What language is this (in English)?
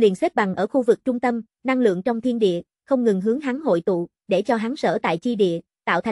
Vietnamese